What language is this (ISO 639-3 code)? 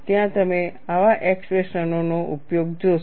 guj